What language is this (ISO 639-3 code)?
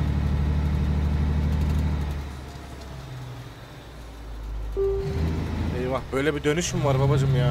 tur